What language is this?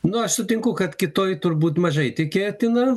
Lithuanian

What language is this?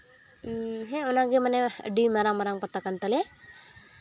Santali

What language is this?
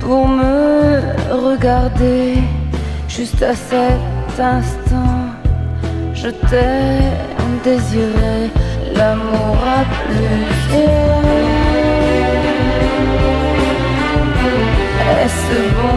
French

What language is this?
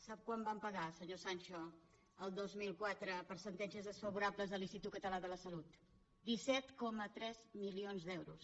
Catalan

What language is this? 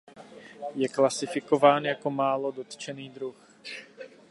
Czech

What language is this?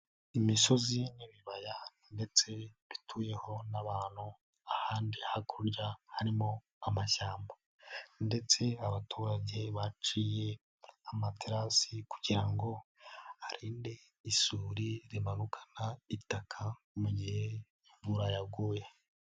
Kinyarwanda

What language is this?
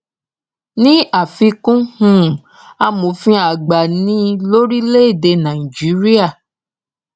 Yoruba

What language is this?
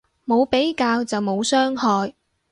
Cantonese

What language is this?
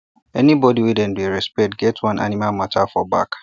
Nigerian Pidgin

